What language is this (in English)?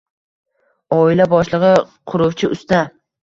Uzbek